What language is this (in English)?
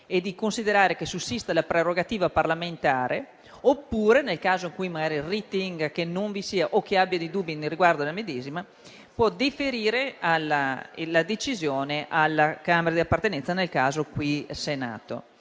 Italian